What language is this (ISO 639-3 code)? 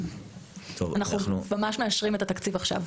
heb